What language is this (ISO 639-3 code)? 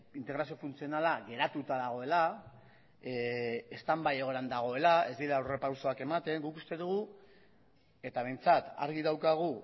eus